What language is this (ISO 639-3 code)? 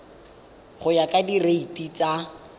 tsn